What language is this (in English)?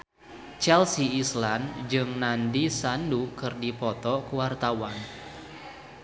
Sundanese